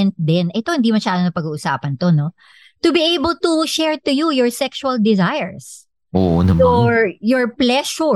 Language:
Filipino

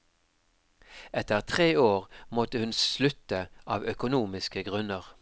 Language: Norwegian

